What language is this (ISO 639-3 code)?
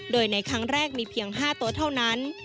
tha